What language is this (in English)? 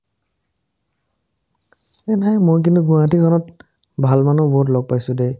Assamese